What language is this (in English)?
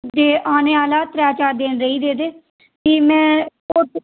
Dogri